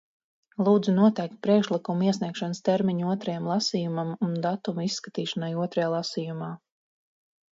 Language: Latvian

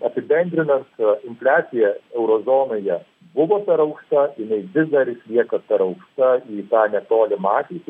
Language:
Lithuanian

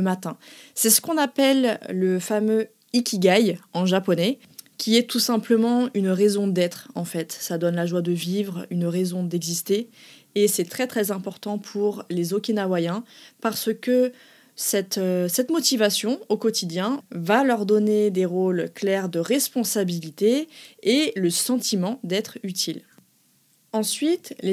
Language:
French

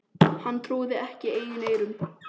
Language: Icelandic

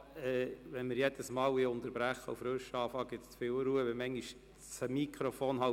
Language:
Swiss German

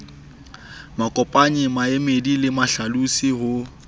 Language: Southern Sotho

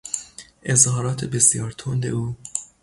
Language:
Persian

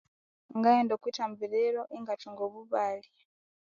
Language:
Konzo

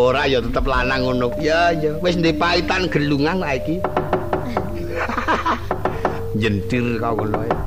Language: Indonesian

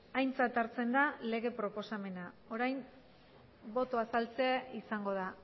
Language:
Basque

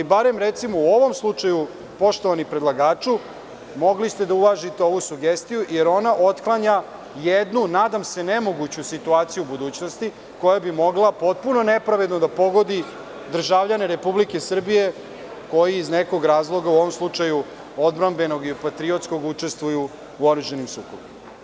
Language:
Serbian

